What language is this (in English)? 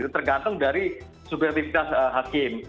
Indonesian